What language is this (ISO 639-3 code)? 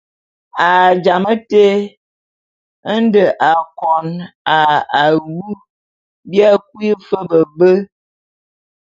bum